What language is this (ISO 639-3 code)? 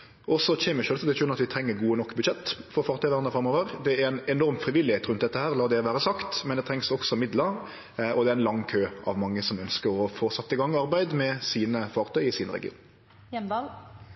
nno